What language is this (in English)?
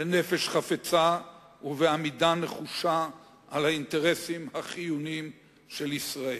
Hebrew